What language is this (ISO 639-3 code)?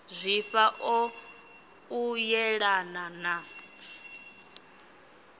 ven